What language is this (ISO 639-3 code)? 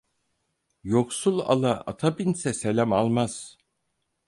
tur